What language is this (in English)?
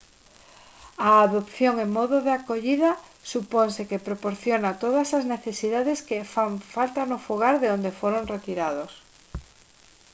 Galician